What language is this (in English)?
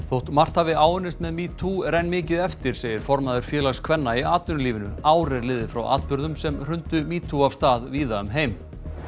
Icelandic